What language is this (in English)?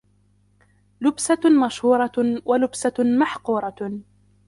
Arabic